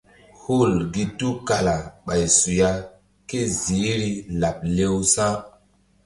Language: Mbum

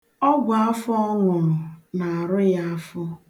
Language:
Igbo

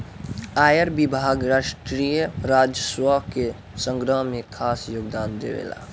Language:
Bhojpuri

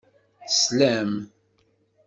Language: Kabyle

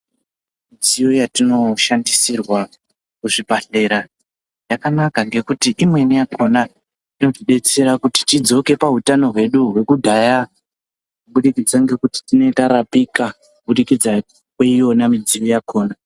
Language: Ndau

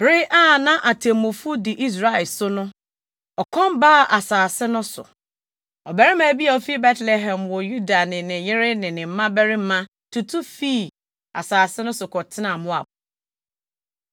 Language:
Akan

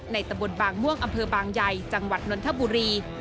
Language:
Thai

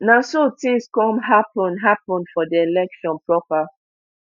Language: Nigerian Pidgin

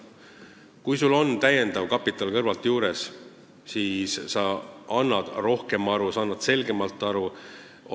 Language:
Estonian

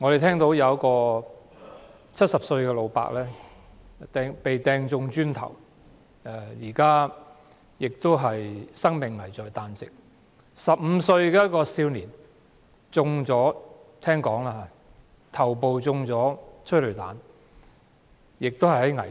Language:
Cantonese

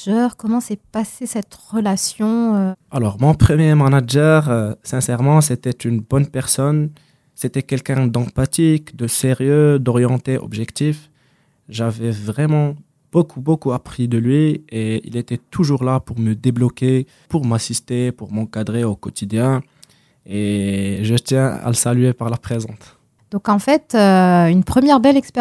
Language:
French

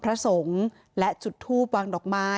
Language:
Thai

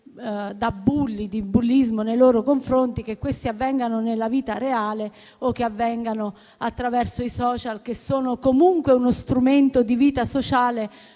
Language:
Italian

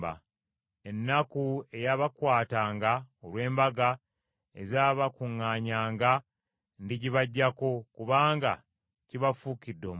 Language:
Ganda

